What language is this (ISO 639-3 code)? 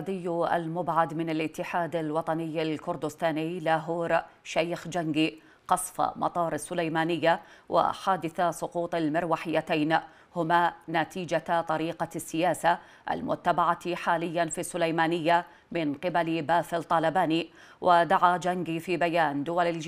ara